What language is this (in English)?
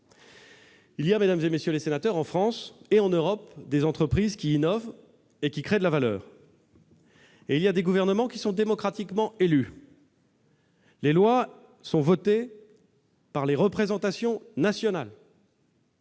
French